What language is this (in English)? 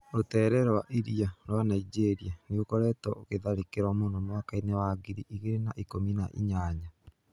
Kikuyu